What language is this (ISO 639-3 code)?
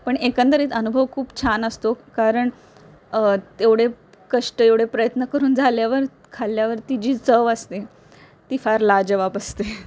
mar